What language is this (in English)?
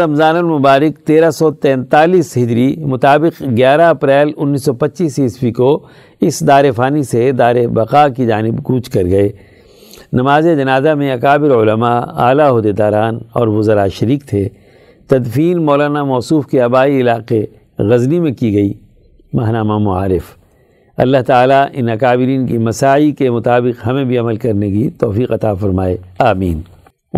Urdu